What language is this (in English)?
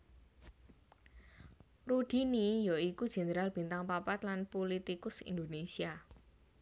Javanese